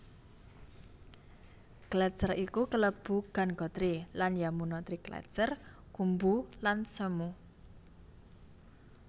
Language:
Javanese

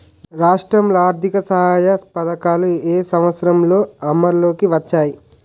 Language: Telugu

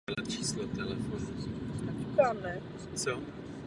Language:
Czech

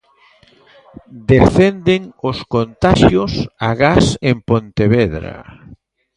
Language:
Galician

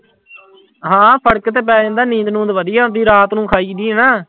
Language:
Punjabi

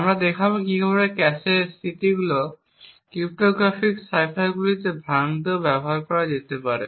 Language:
Bangla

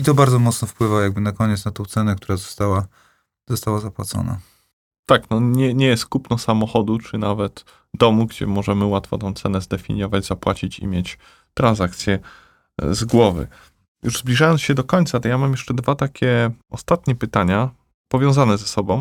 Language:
Polish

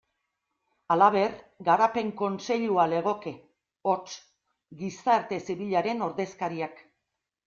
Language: Basque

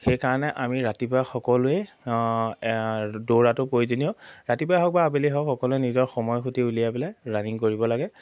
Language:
Assamese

